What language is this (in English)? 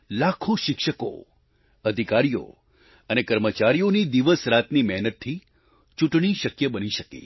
Gujarati